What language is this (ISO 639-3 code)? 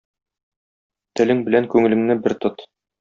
tat